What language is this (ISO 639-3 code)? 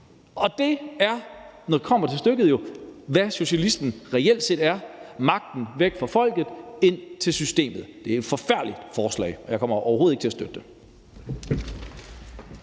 dan